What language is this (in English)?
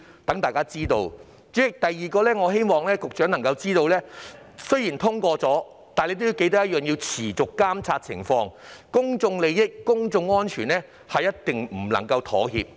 Cantonese